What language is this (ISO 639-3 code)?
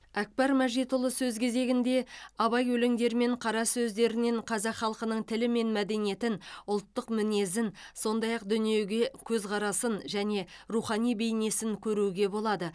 kaz